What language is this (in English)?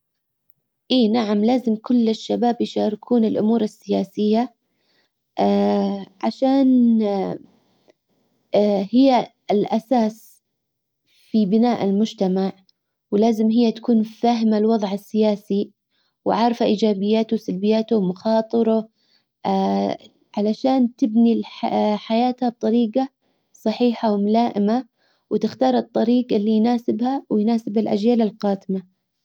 Hijazi Arabic